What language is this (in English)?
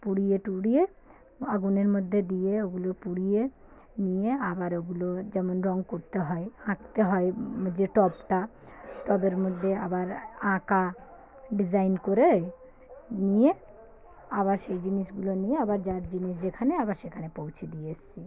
Bangla